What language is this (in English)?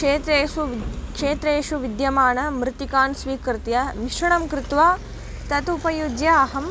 Sanskrit